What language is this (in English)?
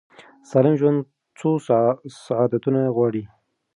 Pashto